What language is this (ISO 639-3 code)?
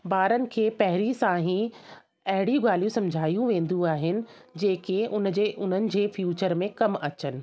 snd